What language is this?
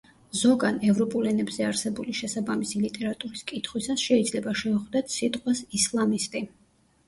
Georgian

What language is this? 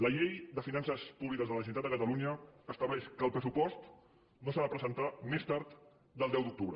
Catalan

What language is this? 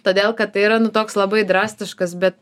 Lithuanian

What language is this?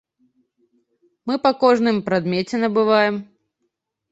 Belarusian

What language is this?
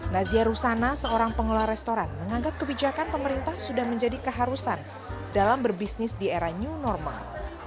Indonesian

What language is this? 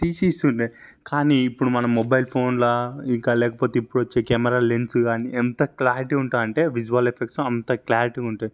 Telugu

